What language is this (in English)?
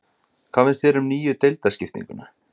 Icelandic